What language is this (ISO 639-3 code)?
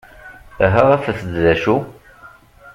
kab